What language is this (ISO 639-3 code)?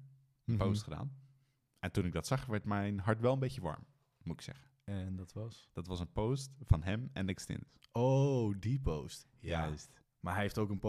nld